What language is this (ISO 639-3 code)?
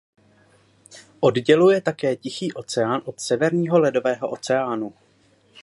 ces